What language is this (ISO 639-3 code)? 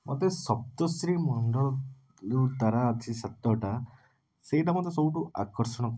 ori